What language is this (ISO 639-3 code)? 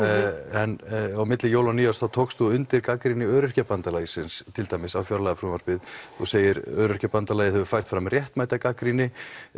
isl